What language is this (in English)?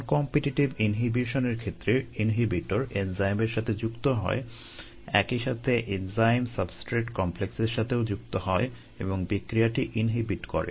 Bangla